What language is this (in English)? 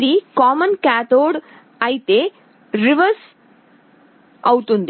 Telugu